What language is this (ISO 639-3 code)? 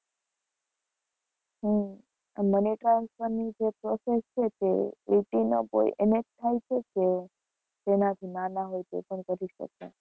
guj